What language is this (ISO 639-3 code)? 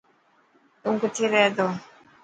mki